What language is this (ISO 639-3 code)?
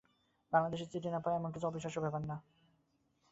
ben